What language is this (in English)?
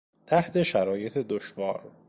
Persian